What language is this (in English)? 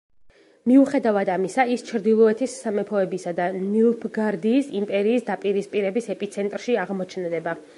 Georgian